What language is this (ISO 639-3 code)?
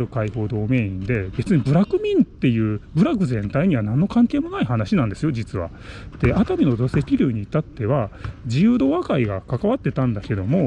jpn